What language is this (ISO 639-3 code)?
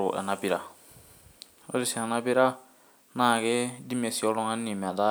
mas